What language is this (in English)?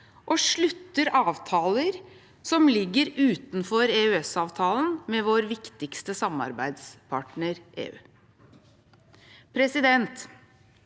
Norwegian